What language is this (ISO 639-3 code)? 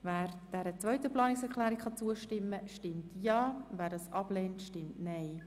gsw